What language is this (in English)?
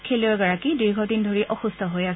Assamese